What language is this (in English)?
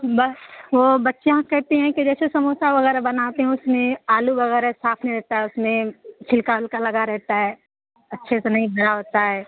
Urdu